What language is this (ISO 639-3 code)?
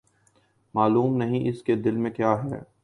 urd